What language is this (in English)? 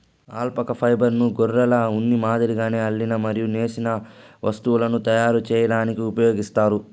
Telugu